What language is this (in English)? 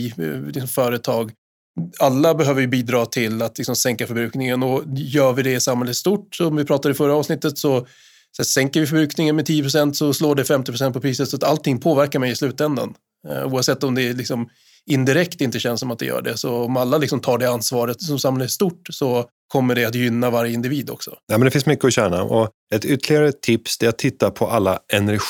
Swedish